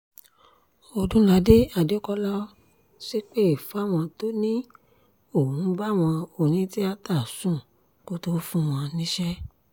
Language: Yoruba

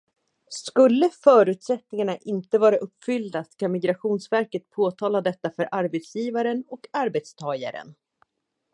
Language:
Swedish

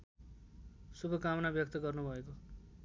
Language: Nepali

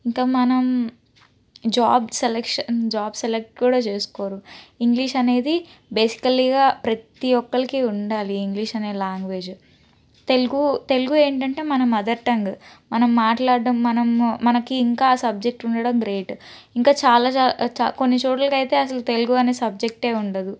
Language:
Telugu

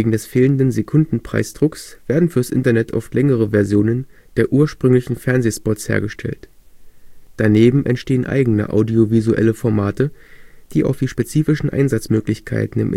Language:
German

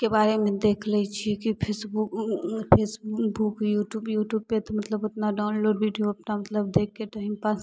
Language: Maithili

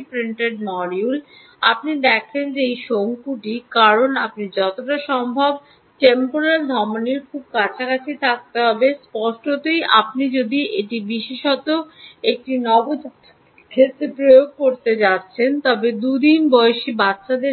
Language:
Bangla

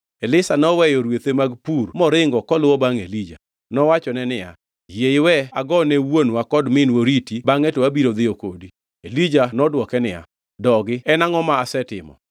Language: Luo (Kenya and Tanzania)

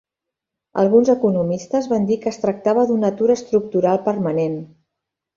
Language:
Catalan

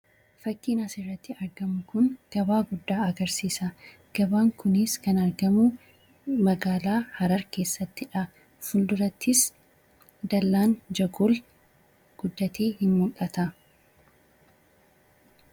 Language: Oromo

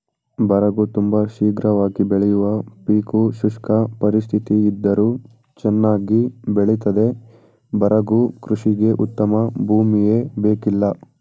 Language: Kannada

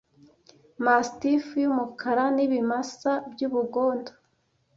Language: Kinyarwanda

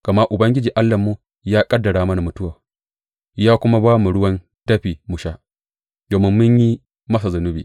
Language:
Hausa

